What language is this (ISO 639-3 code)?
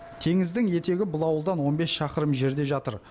kaz